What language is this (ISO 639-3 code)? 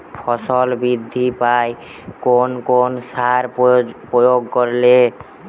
ben